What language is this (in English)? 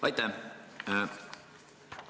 Estonian